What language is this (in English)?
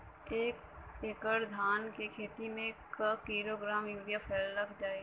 Bhojpuri